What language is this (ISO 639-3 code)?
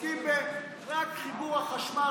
heb